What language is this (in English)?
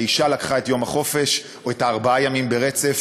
Hebrew